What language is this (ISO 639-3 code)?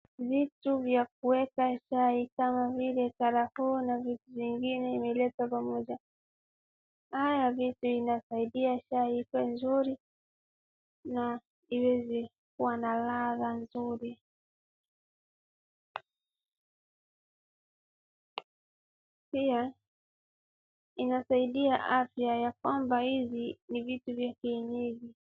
swa